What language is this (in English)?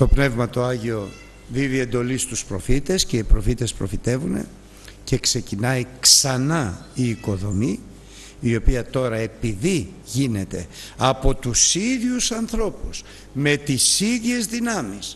Greek